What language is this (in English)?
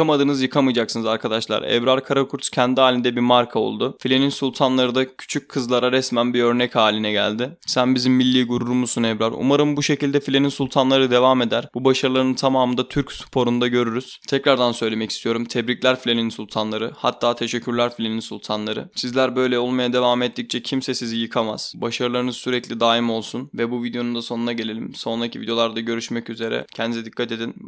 Turkish